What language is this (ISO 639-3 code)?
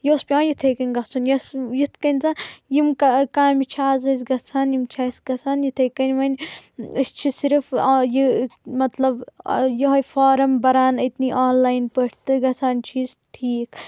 kas